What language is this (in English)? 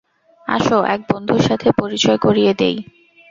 Bangla